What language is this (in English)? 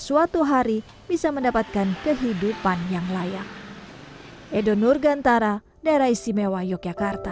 Indonesian